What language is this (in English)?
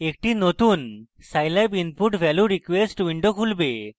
Bangla